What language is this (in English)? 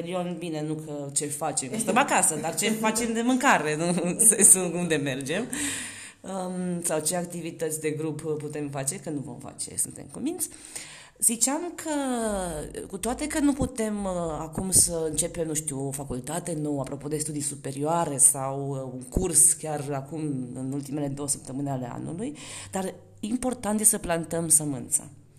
Romanian